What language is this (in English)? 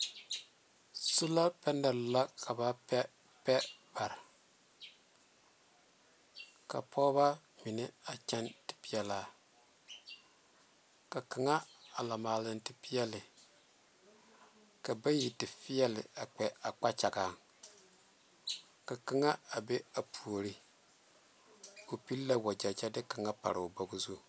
Southern Dagaare